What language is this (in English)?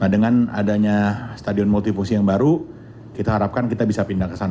Indonesian